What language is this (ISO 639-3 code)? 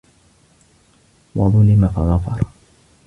ara